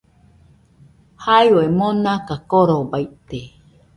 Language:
Nüpode Huitoto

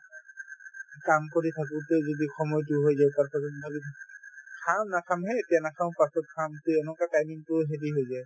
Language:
Assamese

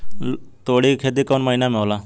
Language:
Bhojpuri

